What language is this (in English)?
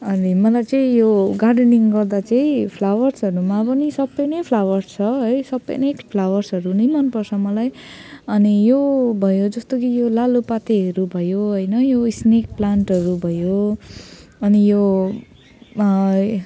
Nepali